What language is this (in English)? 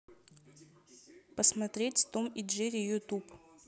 Russian